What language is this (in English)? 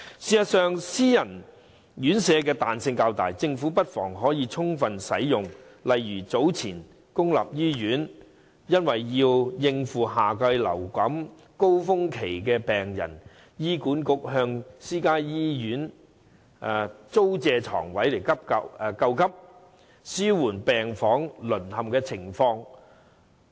Cantonese